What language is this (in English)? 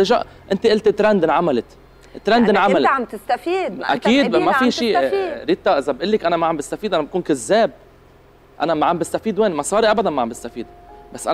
Arabic